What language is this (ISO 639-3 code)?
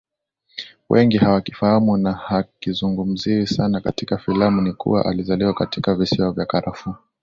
swa